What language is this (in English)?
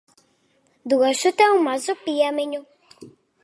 Latvian